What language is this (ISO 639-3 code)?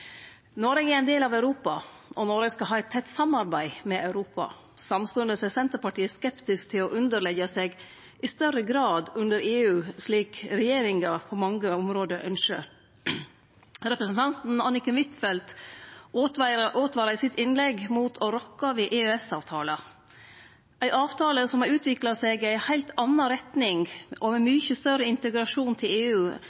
nno